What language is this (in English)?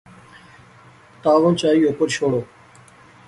Pahari-Potwari